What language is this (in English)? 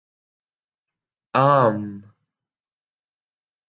Urdu